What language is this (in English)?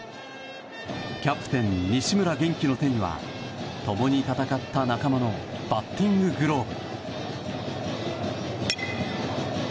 Japanese